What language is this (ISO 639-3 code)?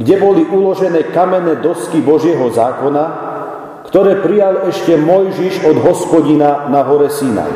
slk